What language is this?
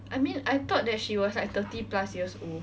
English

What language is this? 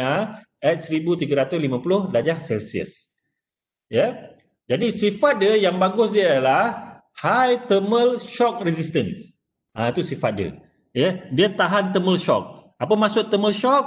Malay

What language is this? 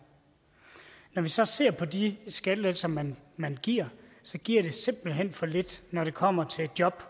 Danish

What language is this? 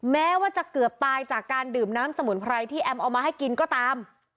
Thai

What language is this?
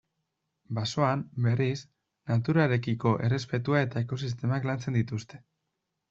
Basque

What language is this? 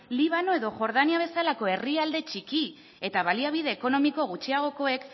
Basque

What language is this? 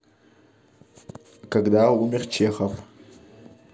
Russian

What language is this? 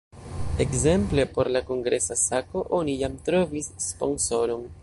Esperanto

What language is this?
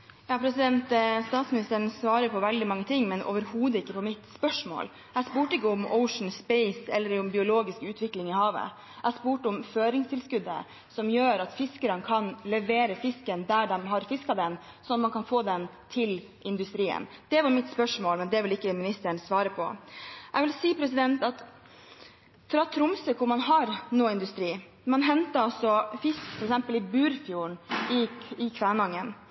Norwegian Bokmål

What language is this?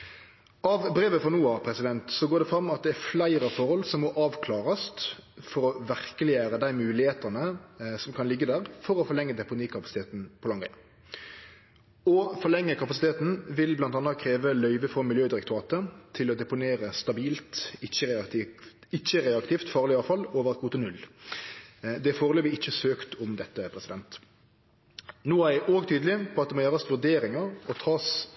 Norwegian Nynorsk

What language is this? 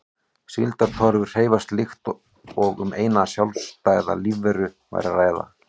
Icelandic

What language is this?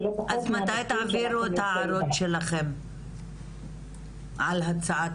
Hebrew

